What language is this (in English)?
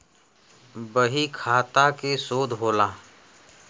Bhojpuri